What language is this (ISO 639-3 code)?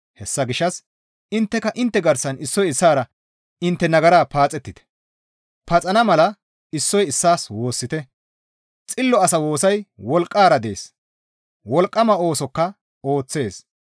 gmv